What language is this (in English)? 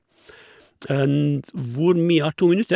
Norwegian